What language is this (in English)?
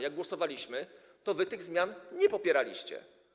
Polish